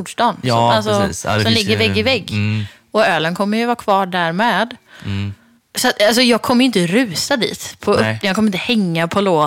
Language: Swedish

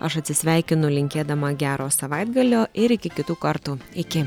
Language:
Lithuanian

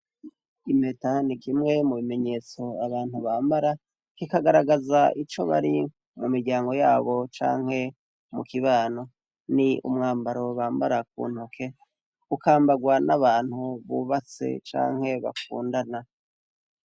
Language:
Rundi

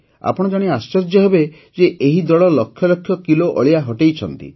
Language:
Odia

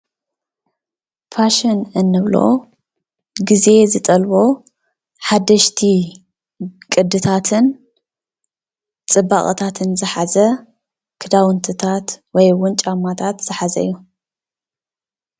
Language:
Tigrinya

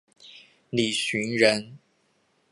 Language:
Chinese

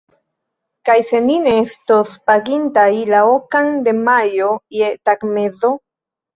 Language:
Esperanto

